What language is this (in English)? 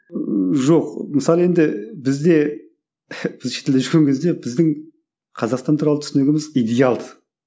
Kazakh